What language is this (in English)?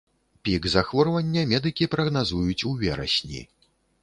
Belarusian